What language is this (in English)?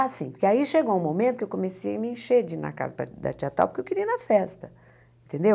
Portuguese